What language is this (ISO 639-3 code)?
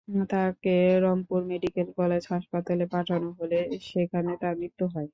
ben